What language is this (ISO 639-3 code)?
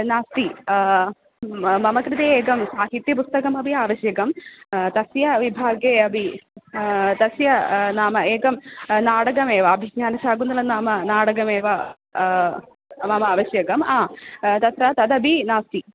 san